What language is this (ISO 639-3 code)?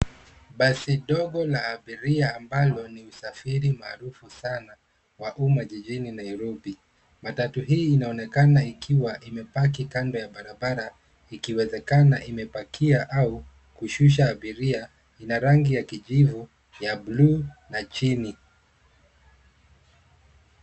swa